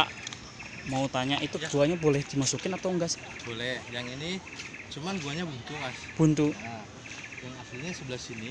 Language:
Indonesian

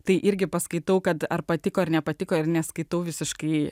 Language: Lithuanian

